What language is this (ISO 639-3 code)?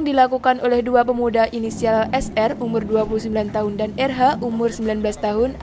ind